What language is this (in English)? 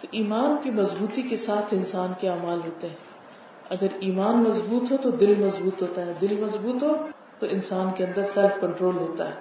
Urdu